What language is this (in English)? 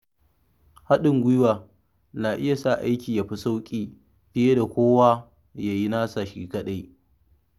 Hausa